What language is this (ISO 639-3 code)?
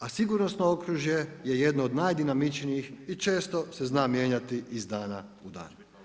hrv